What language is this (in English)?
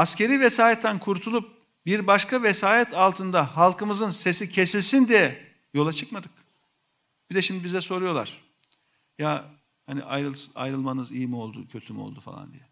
Turkish